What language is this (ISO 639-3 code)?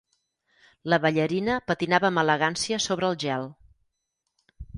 cat